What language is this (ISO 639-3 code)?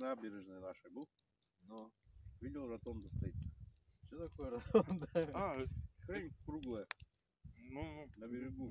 rus